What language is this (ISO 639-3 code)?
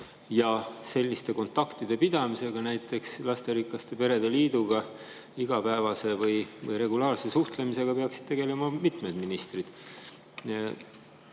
est